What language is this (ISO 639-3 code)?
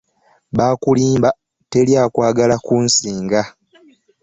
lug